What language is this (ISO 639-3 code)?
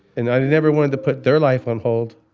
eng